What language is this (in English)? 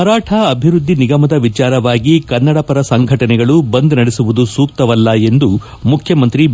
Kannada